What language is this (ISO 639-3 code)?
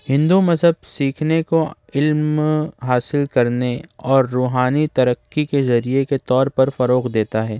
urd